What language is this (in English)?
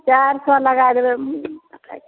Maithili